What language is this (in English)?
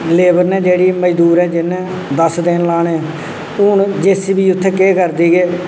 Dogri